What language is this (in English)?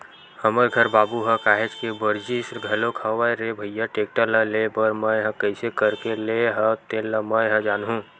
Chhattisgarhi